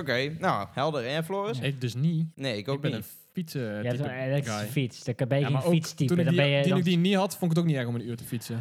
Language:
Dutch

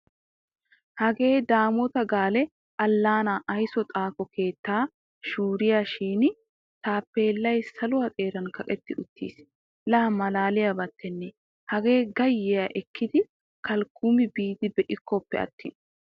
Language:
Wolaytta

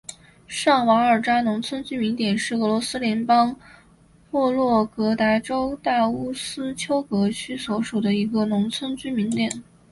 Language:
Chinese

